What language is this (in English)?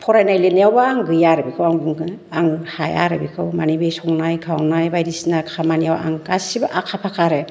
Bodo